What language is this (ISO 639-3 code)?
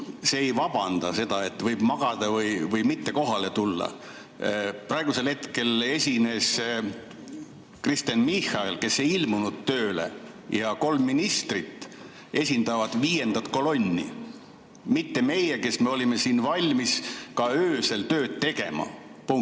est